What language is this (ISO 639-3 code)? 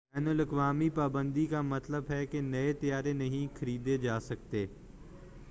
urd